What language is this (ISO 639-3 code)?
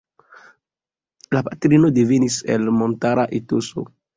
epo